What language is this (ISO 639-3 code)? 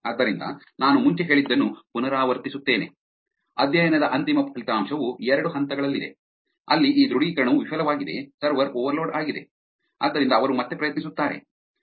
kan